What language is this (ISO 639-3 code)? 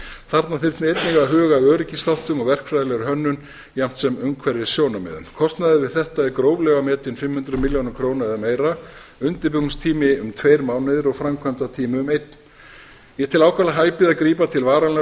isl